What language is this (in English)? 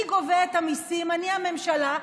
Hebrew